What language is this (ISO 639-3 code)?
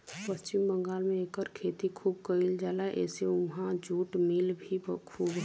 bho